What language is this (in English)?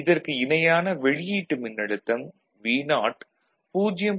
Tamil